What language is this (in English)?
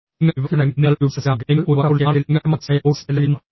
Malayalam